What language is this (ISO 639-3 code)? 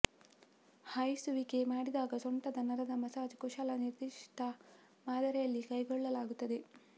kan